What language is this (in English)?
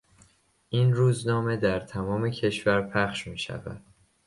Persian